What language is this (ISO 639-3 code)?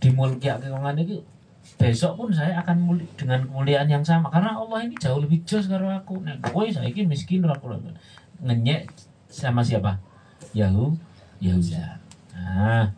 ind